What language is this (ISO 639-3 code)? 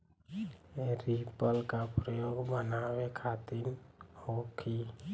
bho